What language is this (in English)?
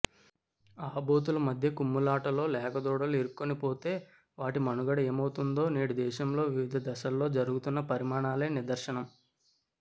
Telugu